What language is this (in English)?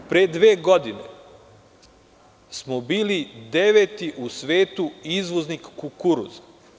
Serbian